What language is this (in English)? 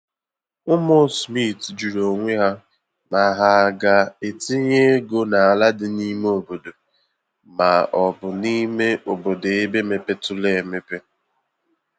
Igbo